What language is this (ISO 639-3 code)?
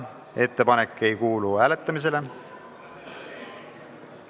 est